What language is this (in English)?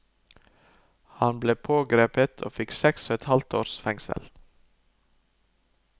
Norwegian